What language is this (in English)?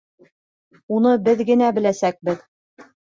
Bashkir